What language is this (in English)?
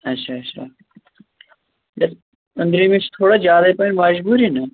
Kashmiri